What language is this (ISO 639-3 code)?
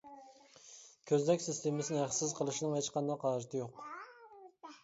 uig